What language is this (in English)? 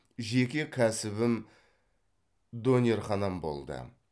Kazakh